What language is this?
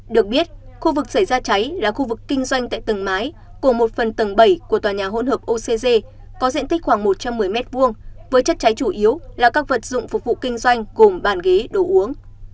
Vietnamese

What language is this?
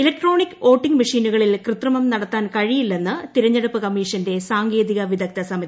Malayalam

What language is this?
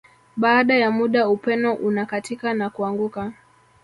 Swahili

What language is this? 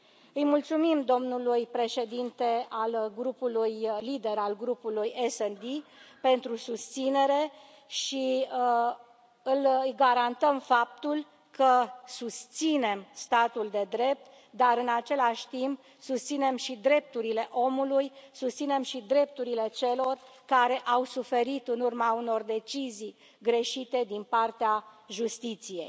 Romanian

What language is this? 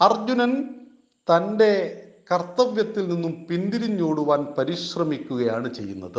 Malayalam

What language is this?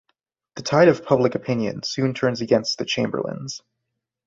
English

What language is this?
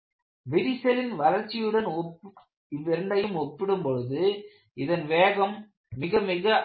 Tamil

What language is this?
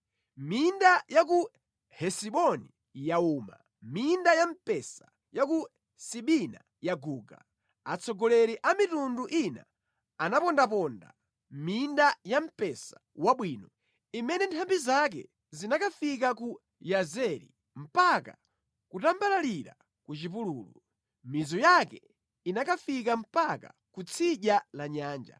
Nyanja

